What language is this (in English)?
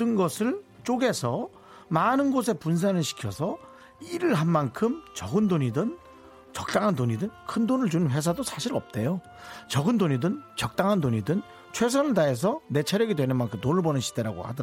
Korean